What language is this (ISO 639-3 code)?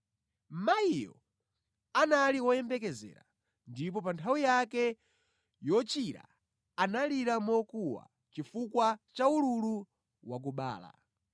nya